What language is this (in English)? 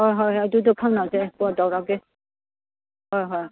Manipuri